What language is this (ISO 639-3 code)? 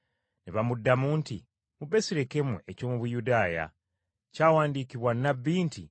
lug